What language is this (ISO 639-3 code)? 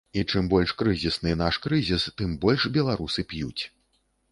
bel